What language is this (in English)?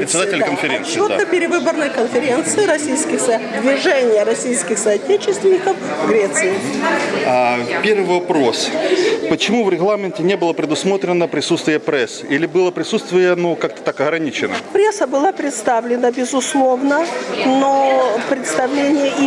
Russian